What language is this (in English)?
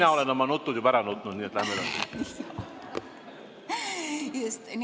Estonian